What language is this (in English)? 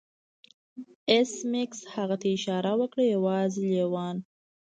Pashto